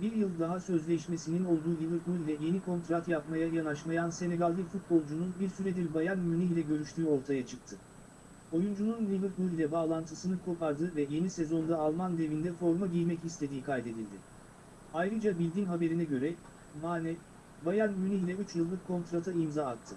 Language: Turkish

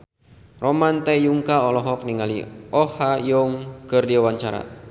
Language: Sundanese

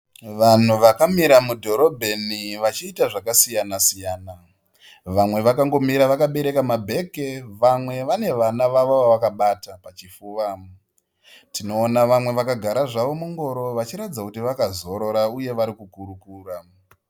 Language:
Shona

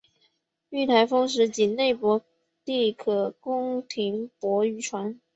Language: Chinese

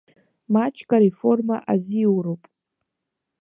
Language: Abkhazian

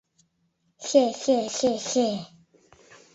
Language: Mari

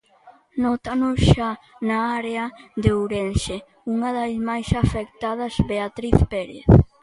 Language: Galician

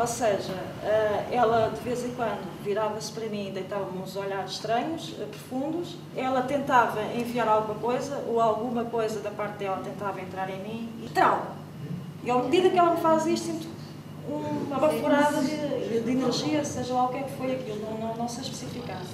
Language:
Portuguese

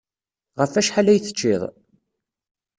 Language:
Kabyle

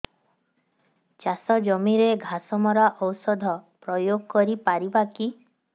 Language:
Odia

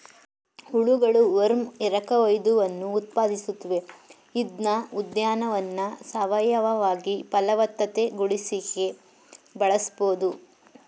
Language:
Kannada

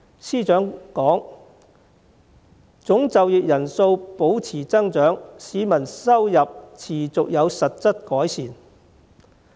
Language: Cantonese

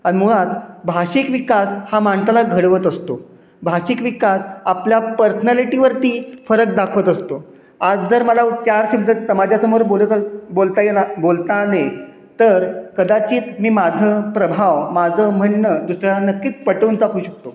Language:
Marathi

